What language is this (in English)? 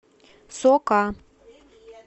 Russian